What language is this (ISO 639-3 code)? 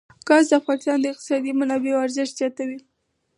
pus